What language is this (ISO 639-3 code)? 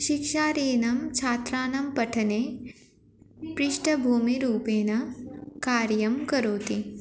san